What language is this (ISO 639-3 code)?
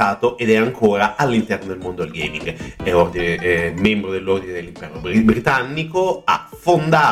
ita